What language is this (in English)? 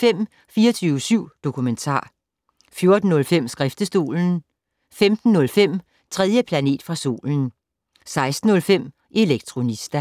Danish